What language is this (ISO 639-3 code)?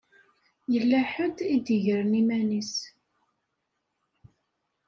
kab